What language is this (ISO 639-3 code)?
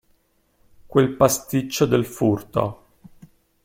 ita